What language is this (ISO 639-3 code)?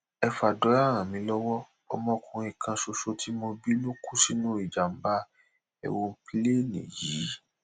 yor